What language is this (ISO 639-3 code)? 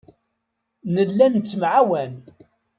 kab